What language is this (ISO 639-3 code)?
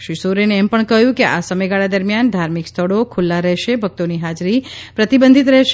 guj